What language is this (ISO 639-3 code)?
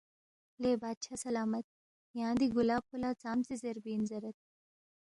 bft